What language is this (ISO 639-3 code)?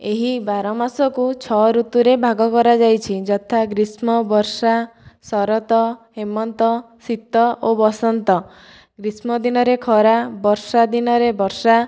ori